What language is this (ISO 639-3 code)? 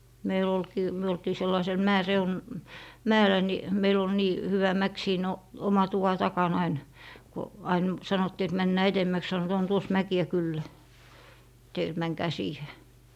fin